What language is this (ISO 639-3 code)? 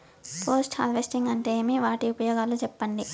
tel